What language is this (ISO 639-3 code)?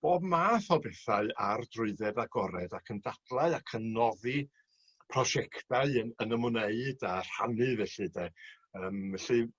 cym